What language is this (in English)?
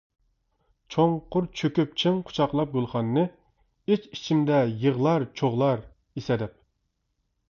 Uyghur